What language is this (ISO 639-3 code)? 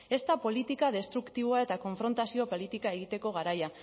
eus